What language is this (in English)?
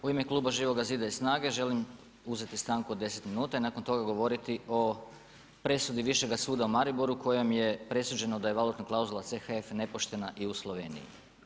Croatian